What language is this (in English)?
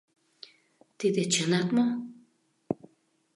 Mari